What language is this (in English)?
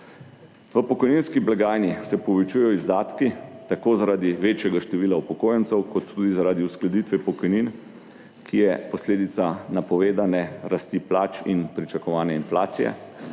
Slovenian